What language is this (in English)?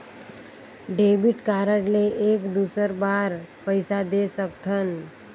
Chhattisgarhi